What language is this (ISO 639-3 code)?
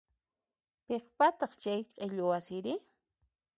qxp